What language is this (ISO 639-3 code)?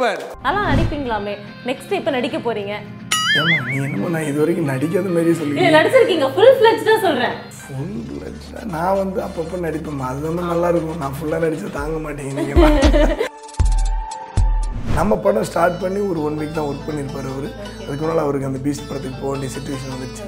tam